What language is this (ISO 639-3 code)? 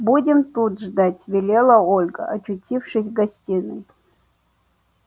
rus